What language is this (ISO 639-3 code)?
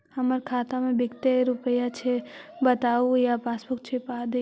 mag